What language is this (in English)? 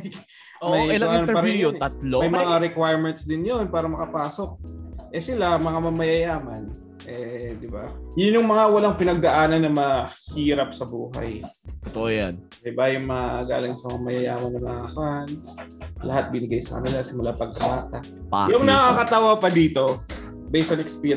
Filipino